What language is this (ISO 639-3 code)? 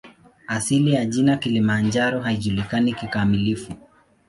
swa